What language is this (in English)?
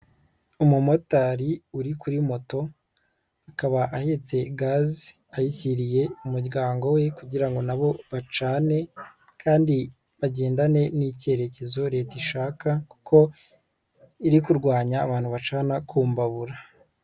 Kinyarwanda